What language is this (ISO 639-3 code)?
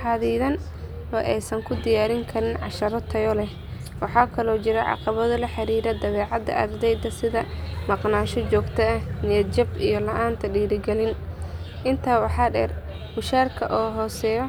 som